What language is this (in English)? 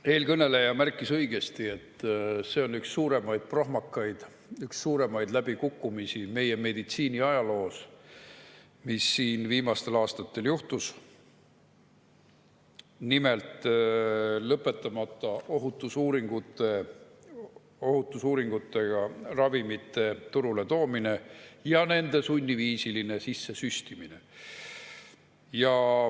Estonian